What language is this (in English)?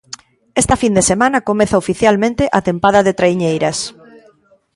Galician